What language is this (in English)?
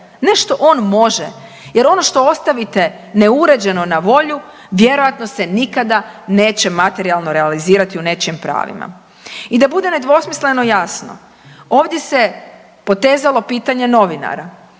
Croatian